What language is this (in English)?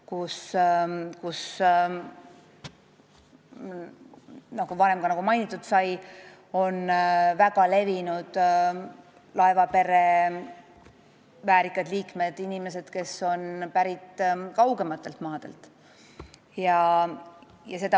Estonian